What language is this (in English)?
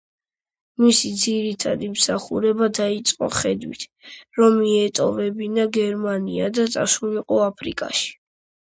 Georgian